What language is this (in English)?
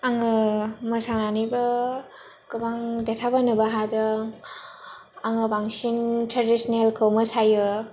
Bodo